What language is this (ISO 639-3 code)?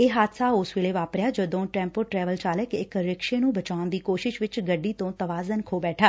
pan